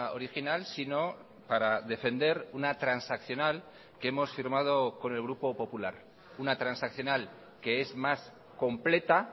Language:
Spanish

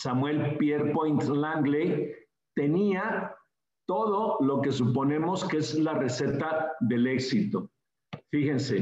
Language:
Spanish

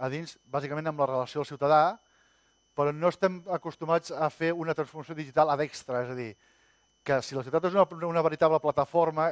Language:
Catalan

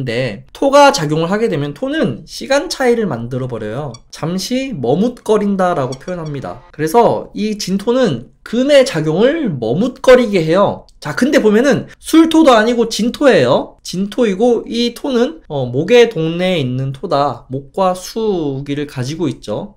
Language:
Korean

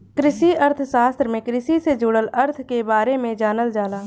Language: Bhojpuri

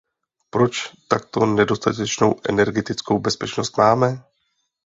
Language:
Czech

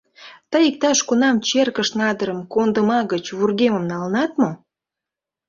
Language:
Mari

